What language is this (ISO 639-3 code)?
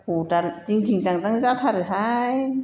brx